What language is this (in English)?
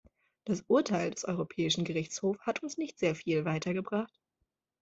German